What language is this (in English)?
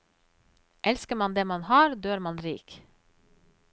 Norwegian